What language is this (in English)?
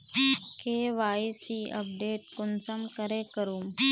Magahi